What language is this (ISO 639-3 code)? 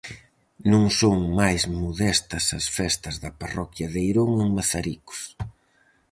glg